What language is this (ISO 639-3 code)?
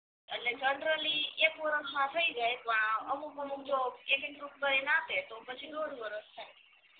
guj